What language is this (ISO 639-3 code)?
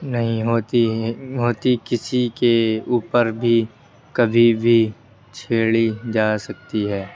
urd